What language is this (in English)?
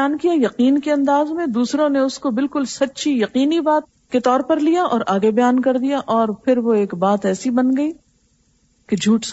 Urdu